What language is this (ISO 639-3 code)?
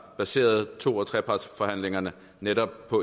dan